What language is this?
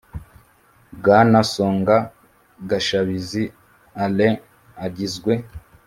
Kinyarwanda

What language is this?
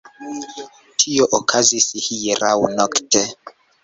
Esperanto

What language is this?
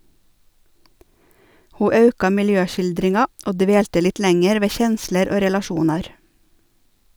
Norwegian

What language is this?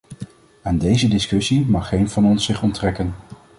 Dutch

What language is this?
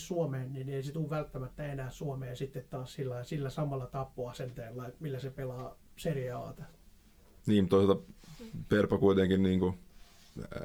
Finnish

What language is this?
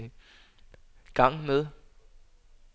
Danish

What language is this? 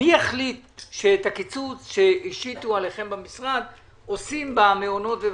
Hebrew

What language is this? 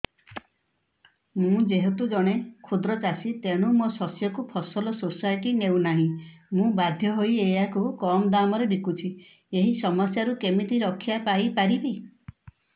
Odia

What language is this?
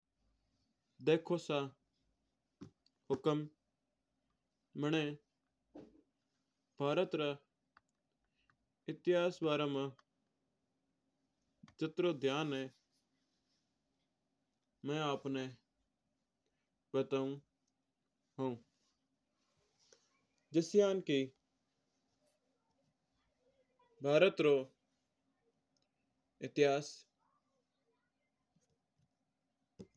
Mewari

